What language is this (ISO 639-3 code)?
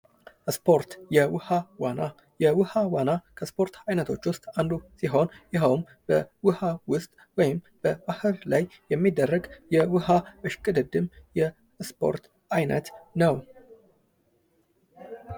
amh